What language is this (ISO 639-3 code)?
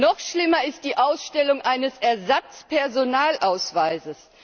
deu